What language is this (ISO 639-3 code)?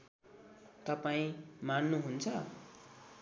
nep